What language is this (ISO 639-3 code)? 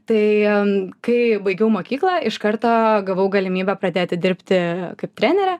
lit